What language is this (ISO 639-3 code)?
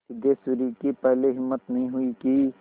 hin